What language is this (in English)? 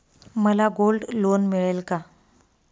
Marathi